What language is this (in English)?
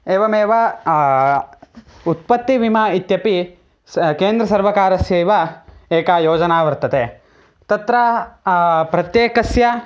Sanskrit